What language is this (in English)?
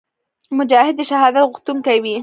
Pashto